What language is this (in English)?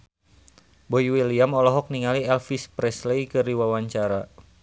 Sundanese